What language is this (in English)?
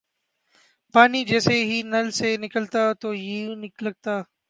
Urdu